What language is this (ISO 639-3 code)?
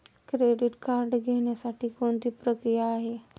mar